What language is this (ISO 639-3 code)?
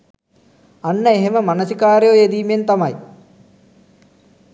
sin